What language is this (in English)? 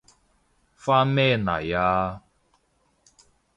Cantonese